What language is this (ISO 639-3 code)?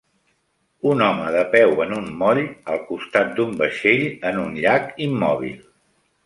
cat